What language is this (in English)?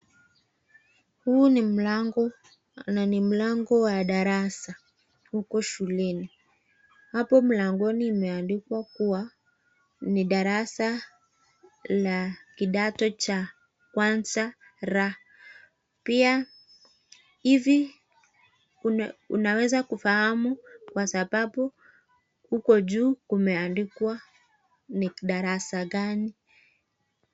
Swahili